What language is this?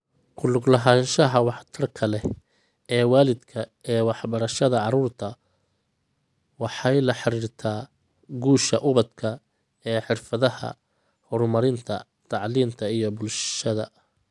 Somali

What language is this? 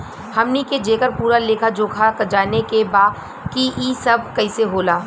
Bhojpuri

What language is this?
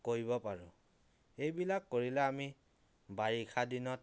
Assamese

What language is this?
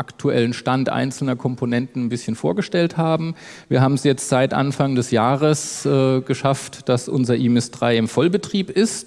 German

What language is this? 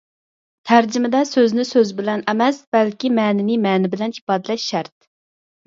Uyghur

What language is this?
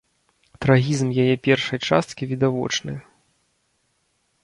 Belarusian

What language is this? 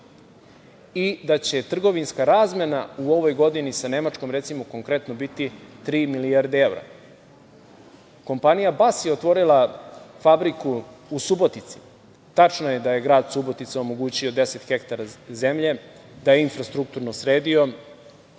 Serbian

